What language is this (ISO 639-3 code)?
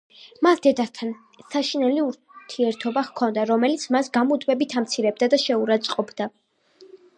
kat